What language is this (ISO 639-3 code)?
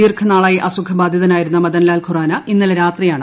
mal